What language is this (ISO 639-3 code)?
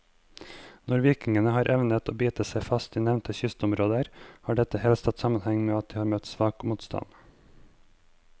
nor